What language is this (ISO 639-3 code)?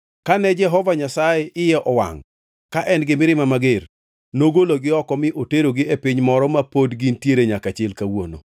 luo